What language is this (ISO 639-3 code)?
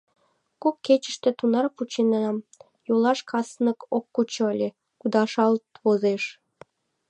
chm